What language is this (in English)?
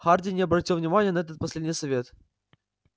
Russian